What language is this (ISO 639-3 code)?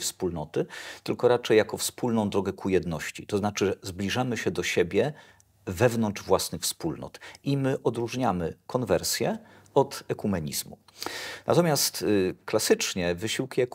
pol